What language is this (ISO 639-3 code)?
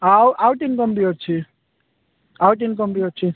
ori